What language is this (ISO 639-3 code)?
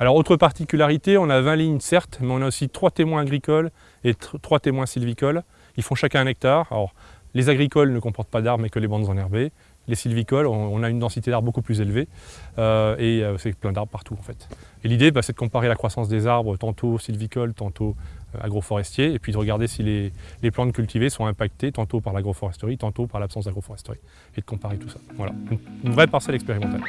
fra